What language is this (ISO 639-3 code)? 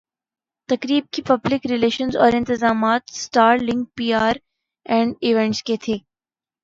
urd